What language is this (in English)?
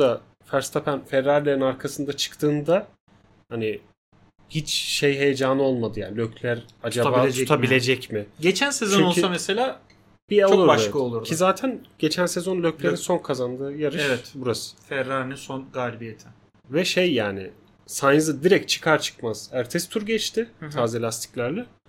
Turkish